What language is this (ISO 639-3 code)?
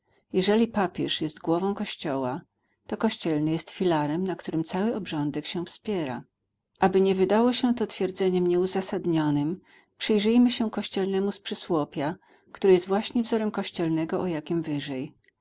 pol